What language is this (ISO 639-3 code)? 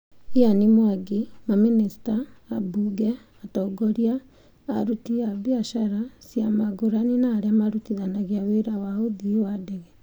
kik